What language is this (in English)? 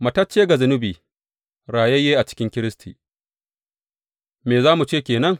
Hausa